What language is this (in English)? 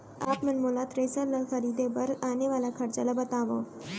Chhattisgarhi